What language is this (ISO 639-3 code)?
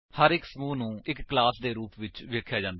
pan